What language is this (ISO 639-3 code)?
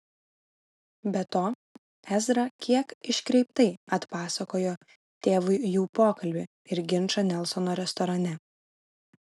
lit